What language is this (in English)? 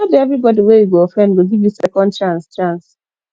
Nigerian Pidgin